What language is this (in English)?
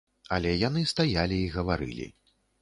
Belarusian